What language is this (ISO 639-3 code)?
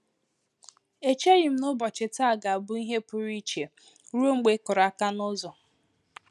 ibo